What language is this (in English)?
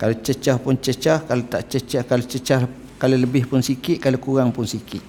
Malay